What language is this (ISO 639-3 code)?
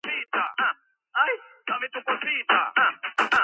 kat